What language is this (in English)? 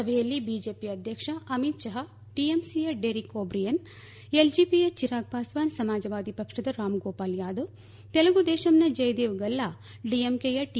Kannada